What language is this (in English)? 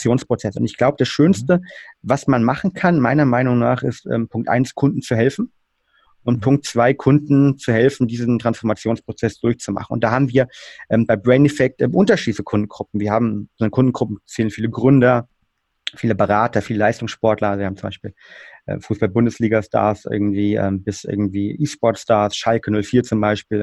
German